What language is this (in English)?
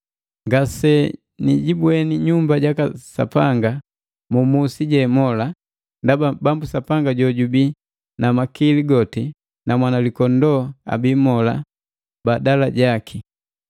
Matengo